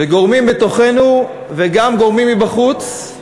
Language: Hebrew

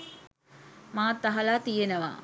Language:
Sinhala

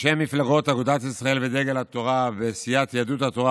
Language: Hebrew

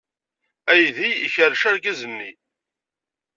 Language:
Kabyle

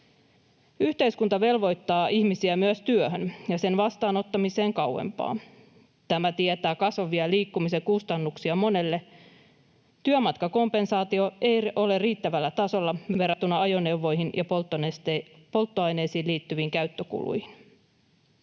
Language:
Finnish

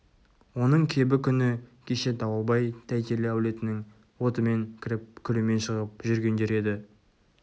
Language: Kazakh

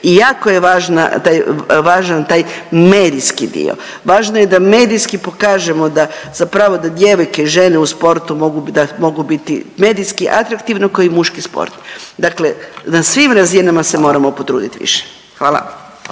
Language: Croatian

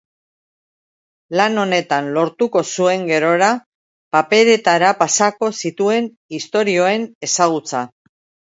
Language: Basque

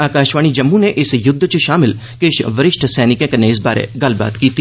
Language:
Dogri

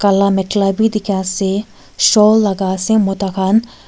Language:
Naga Pidgin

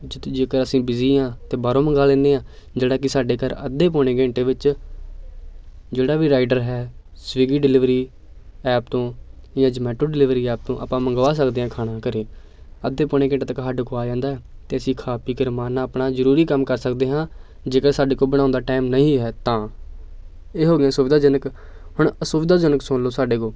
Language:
Punjabi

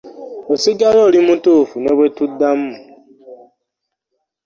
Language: Ganda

